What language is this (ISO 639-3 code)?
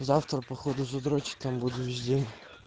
rus